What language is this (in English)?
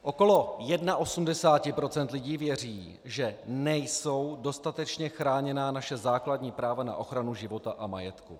Czech